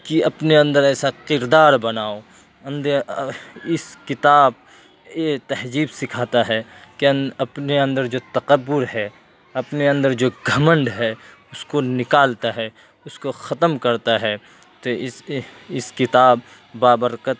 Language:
Urdu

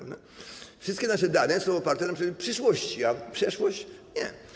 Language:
Polish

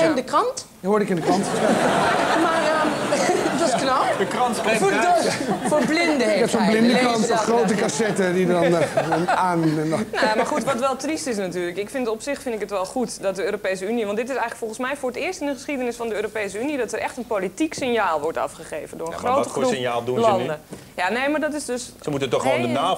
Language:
Dutch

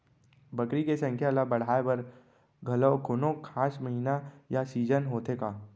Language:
Chhattisgarhi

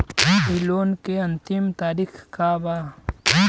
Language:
Bhojpuri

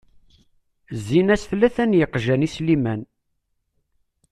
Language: Kabyle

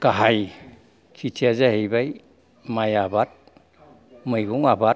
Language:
Bodo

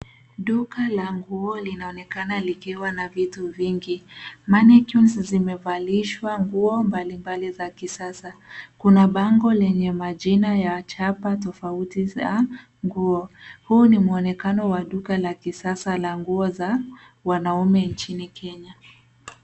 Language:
Swahili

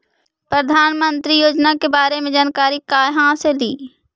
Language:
Magahi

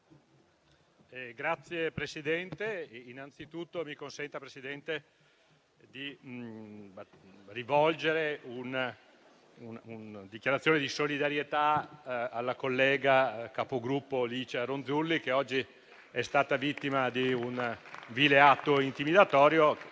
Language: Italian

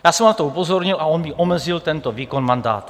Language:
Czech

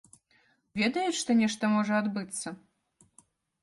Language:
Belarusian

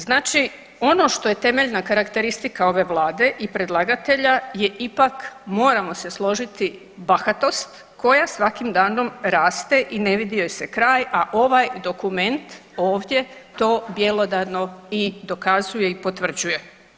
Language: Croatian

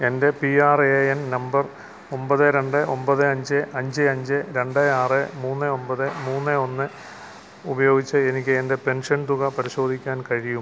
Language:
Malayalam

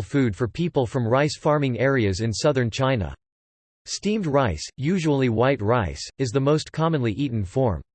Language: English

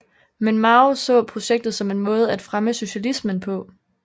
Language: Danish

